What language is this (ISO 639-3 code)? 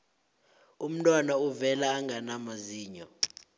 nbl